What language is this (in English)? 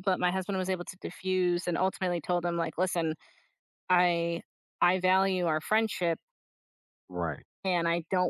English